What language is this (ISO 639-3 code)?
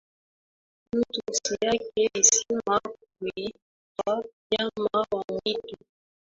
swa